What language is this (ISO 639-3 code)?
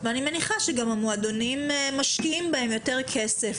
heb